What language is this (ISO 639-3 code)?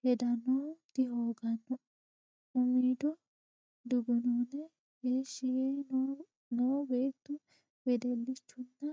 sid